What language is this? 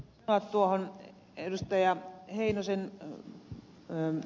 Finnish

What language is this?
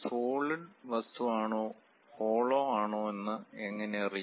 Malayalam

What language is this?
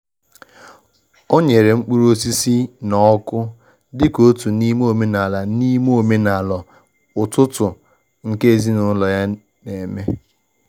Igbo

